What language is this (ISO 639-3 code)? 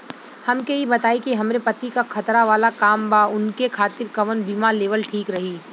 bho